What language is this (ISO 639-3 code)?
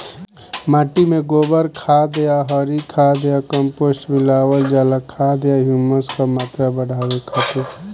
bho